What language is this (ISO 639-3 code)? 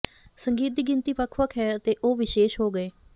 pan